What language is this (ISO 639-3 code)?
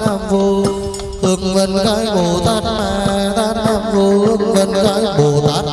vie